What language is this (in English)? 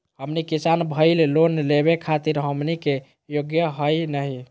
Magahi